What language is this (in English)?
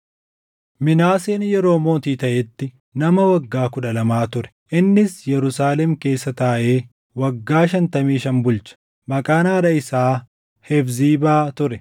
Oromo